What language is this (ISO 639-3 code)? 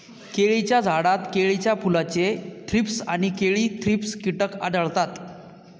mar